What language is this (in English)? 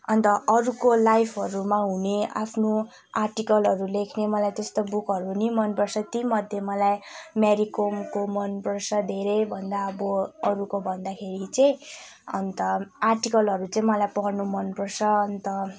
Nepali